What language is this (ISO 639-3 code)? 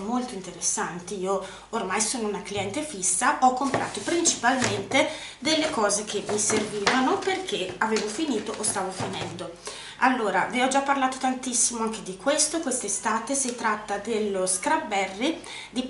ita